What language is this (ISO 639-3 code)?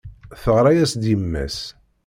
kab